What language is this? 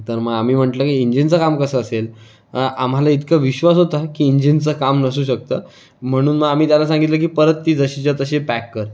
Marathi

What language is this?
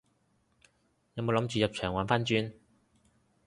Cantonese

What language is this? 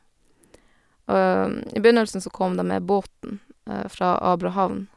Norwegian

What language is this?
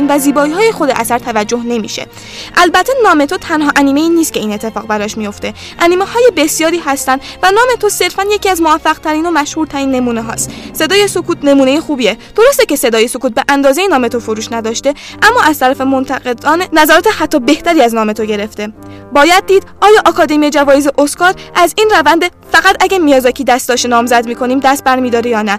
Persian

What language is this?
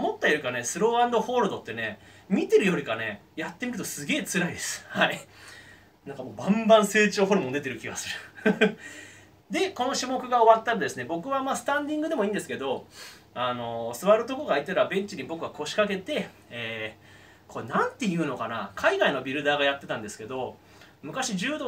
Japanese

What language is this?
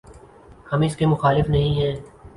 Urdu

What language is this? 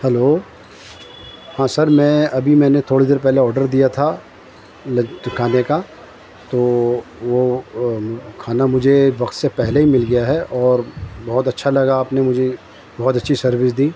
Urdu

